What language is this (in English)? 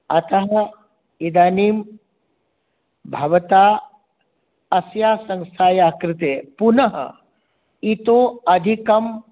Sanskrit